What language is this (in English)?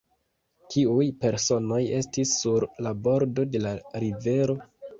Esperanto